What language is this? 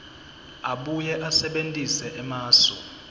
Swati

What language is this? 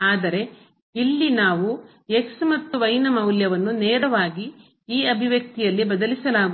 Kannada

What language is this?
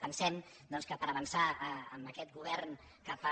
Catalan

